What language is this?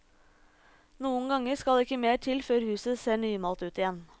Norwegian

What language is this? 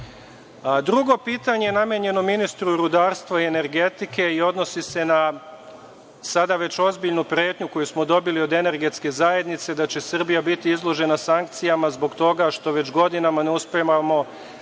Serbian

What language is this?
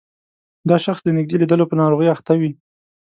Pashto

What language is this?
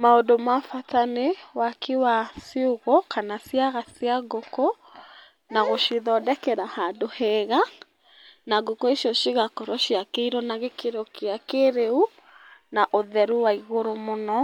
Kikuyu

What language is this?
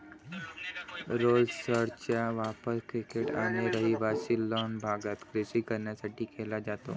Marathi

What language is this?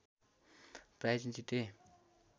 Nepali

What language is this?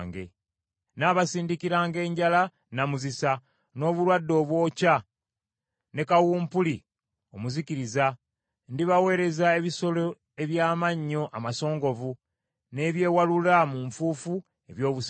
Ganda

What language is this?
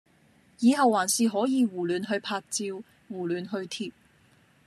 Cantonese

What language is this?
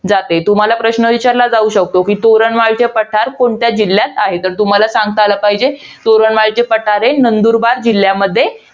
Marathi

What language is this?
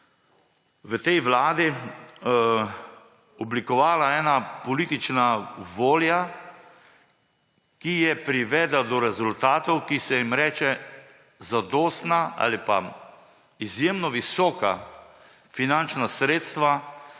Slovenian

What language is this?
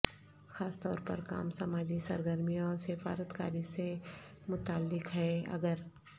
Urdu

